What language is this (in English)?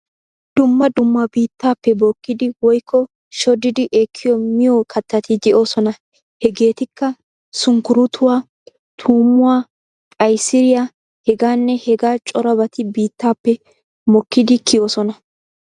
Wolaytta